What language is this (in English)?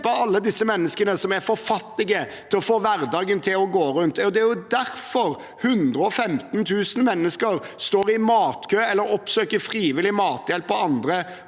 Norwegian